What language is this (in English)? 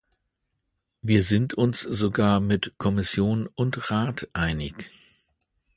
German